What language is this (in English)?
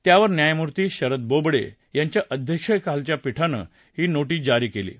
Marathi